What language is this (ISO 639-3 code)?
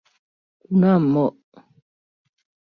chm